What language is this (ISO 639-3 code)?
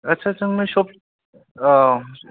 brx